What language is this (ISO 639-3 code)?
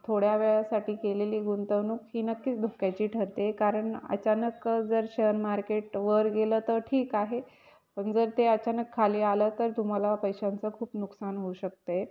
mar